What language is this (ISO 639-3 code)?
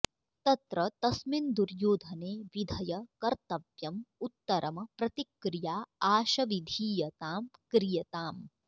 san